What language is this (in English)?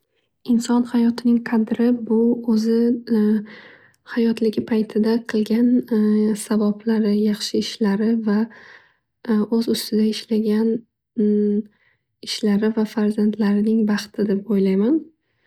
Uzbek